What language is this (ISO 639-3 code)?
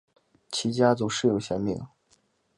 zho